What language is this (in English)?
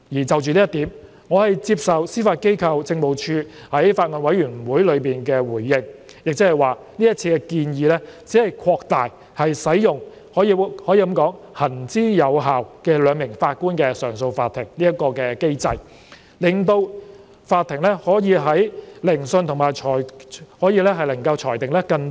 Cantonese